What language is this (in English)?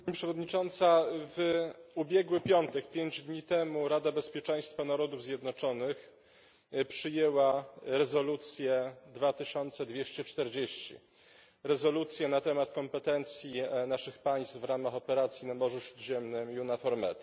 Polish